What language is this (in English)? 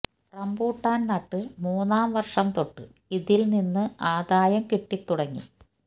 Malayalam